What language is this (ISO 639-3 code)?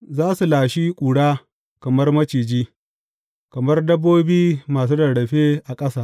hau